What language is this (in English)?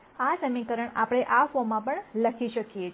Gujarati